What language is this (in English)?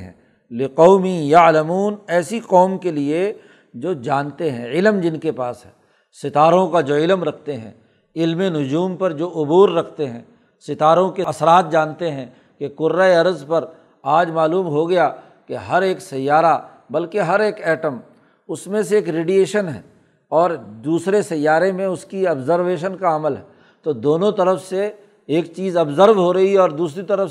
Urdu